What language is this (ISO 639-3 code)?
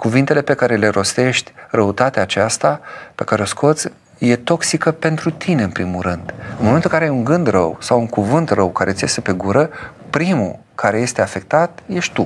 ron